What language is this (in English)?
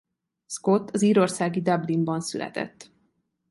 Hungarian